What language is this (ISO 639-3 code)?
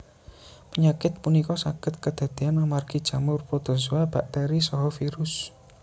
jav